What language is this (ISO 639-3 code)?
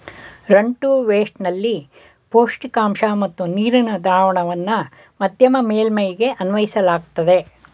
kan